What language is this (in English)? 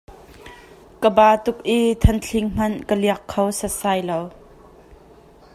Hakha Chin